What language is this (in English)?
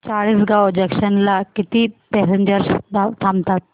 Marathi